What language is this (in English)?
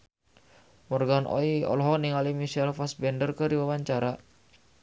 Sundanese